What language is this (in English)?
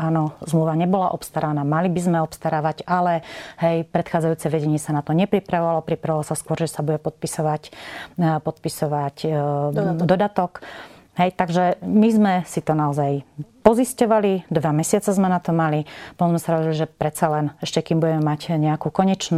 Slovak